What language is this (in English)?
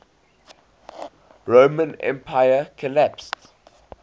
English